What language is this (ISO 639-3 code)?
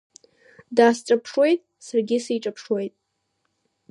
abk